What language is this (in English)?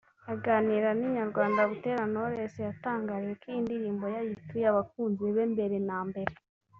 Kinyarwanda